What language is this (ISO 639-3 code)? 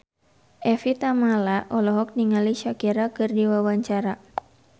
sun